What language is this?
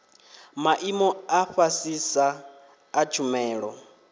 Venda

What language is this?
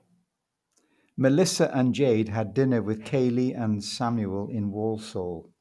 English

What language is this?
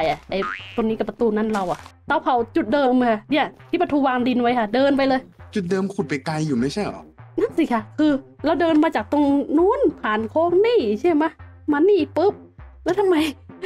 Thai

